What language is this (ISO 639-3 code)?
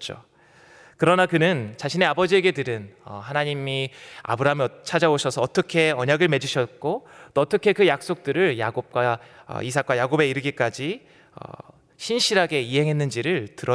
kor